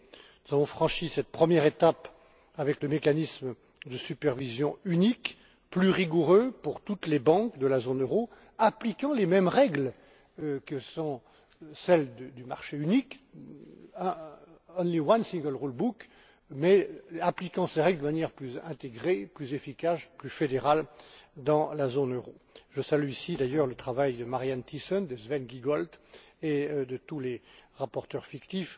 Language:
French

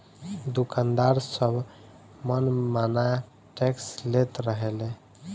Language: Bhojpuri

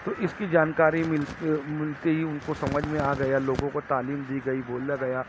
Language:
Urdu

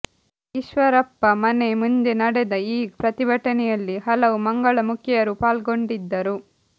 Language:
Kannada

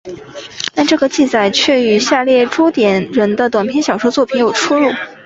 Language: Chinese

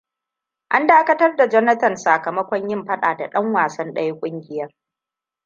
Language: Hausa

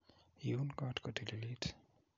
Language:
Kalenjin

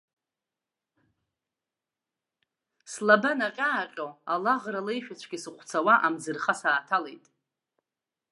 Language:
Abkhazian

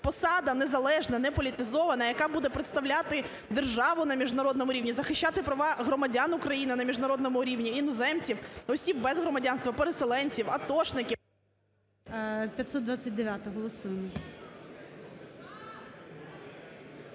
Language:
Ukrainian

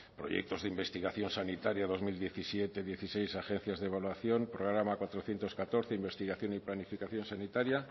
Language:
Spanish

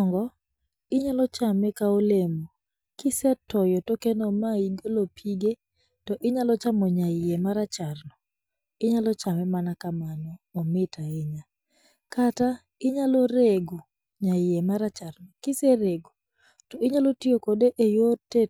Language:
Luo (Kenya and Tanzania)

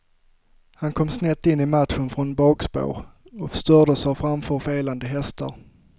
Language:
Swedish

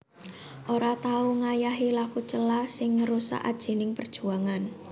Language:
Javanese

